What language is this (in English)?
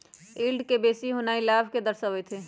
Magahi